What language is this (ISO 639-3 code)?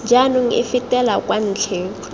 tsn